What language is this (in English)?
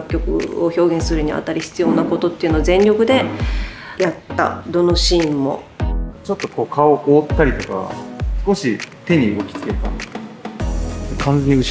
Japanese